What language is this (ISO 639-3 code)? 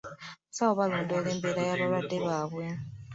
lug